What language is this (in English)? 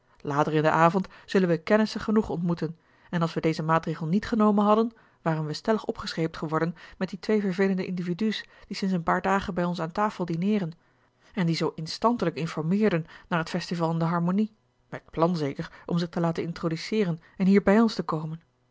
Dutch